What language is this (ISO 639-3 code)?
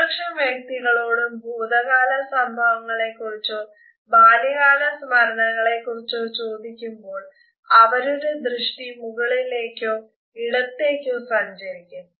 mal